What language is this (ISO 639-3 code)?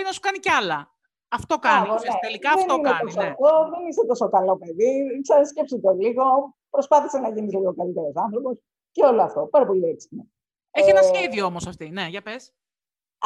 ell